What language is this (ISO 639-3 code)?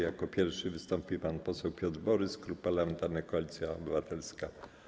pol